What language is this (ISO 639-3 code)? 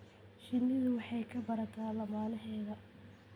som